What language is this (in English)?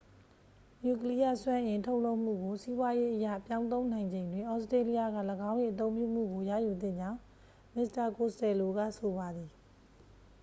Burmese